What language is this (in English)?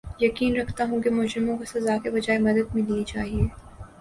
Urdu